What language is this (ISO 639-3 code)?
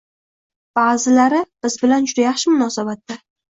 uzb